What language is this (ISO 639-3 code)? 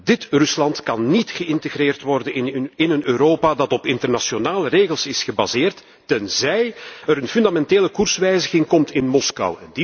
nld